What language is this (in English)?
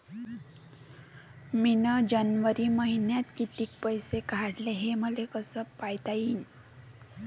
Marathi